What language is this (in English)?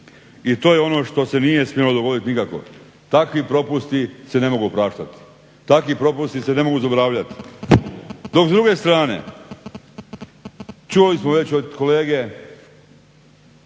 Croatian